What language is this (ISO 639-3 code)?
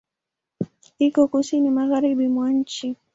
swa